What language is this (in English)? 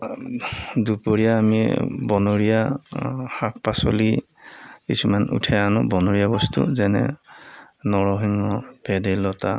Assamese